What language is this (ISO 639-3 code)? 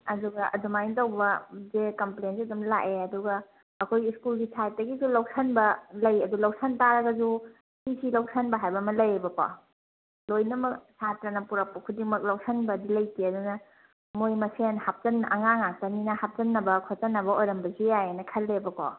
mni